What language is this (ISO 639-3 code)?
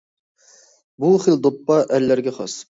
uig